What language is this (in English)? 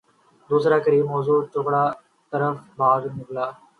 Urdu